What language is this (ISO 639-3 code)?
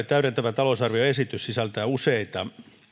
fin